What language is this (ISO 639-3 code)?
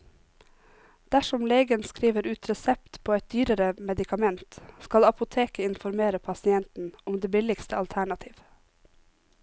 nor